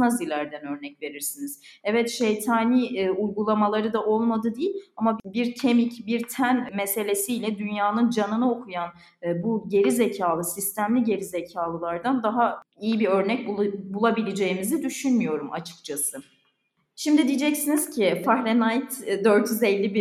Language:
Turkish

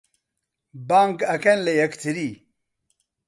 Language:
Central Kurdish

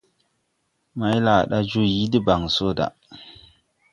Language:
Tupuri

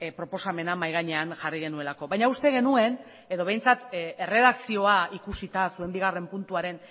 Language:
Basque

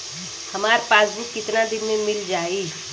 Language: Bhojpuri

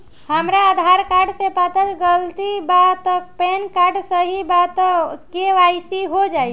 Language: Bhojpuri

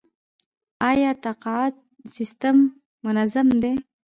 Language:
Pashto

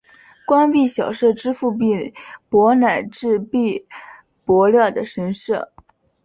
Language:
Chinese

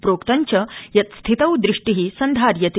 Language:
Sanskrit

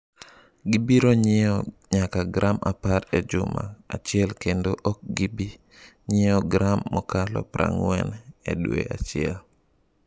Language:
Luo (Kenya and Tanzania)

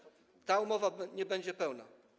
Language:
Polish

